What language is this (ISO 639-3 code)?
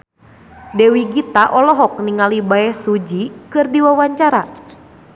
sun